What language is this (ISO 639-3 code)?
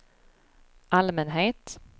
swe